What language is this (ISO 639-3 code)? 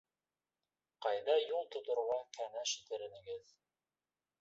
bak